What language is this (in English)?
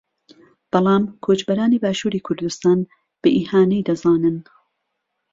Central Kurdish